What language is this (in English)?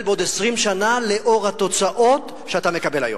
Hebrew